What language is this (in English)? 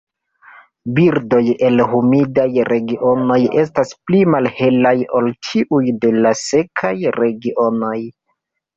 Esperanto